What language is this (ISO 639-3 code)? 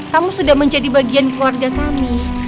ind